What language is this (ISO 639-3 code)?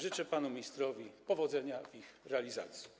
pol